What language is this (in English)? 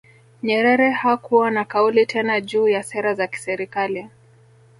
Swahili